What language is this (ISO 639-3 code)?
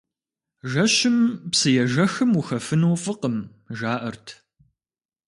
kbd